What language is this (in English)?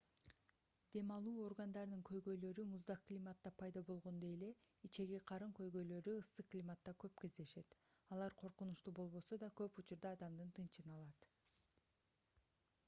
Kyrgyz